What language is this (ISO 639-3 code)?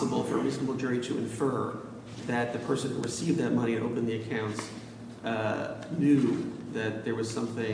eng